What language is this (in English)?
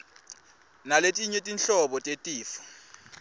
Swati